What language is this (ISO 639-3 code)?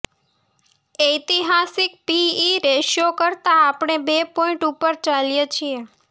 guj